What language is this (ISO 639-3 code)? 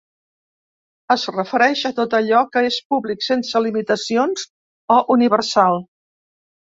cat